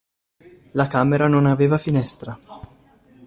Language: Italian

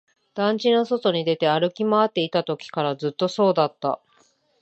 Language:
Japanese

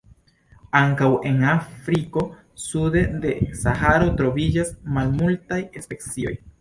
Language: Esperanto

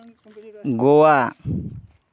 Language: Santali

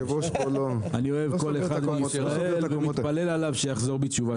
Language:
Hebrew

